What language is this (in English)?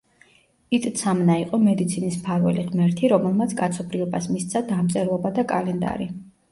Georgian